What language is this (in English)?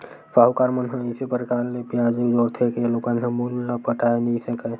Chhattisgarhi